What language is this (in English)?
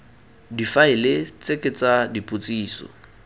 Tswana